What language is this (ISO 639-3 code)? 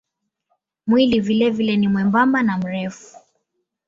swa